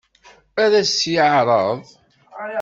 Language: Kabyle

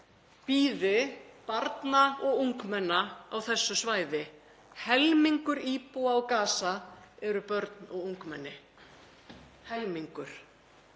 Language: Icelandic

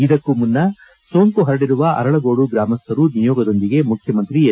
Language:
Kannada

